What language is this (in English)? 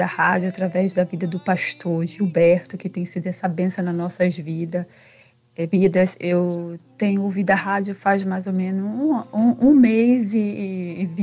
Portuguese